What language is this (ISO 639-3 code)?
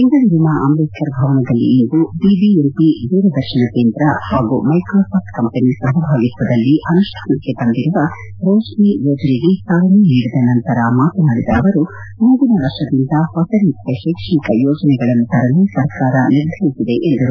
kan